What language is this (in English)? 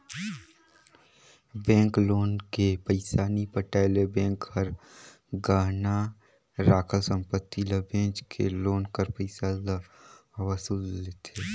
Chhattisgarhi